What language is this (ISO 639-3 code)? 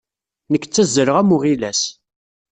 kab